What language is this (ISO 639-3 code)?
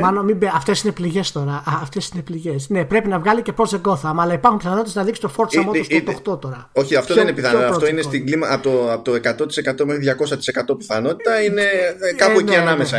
ell